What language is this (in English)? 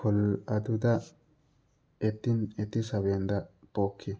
Manipuri